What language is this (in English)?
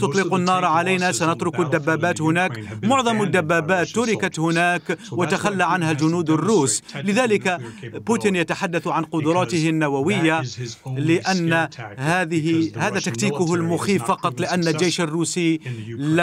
Arabic